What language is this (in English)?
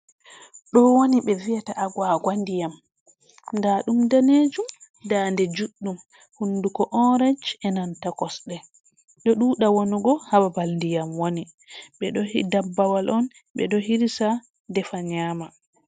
Fula